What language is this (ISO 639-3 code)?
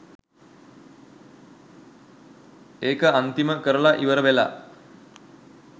sin